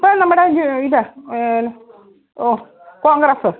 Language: Malayalam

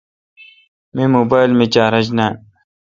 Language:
Kalkoti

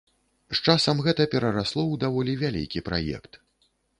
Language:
Belarusian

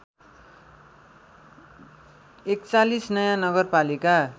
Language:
Nepali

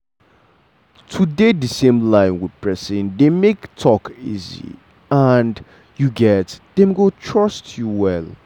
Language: Nigerian Pidgin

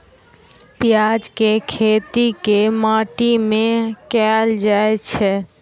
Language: Maithili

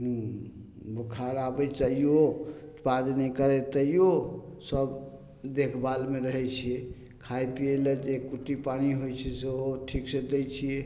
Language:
Maithili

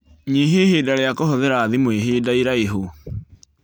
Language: Kikuyu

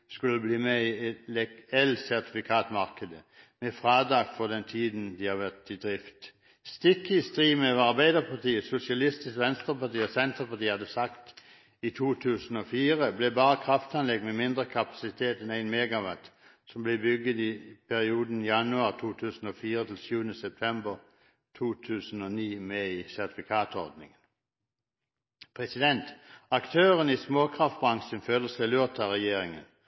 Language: Norwegian Bokmål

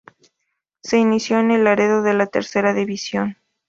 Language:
Spanish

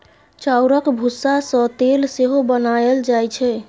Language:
Maithili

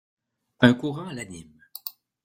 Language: French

